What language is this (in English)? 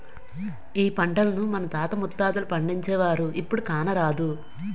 Telugu